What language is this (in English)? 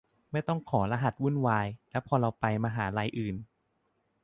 Thai